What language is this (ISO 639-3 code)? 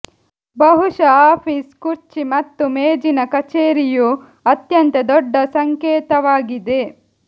kan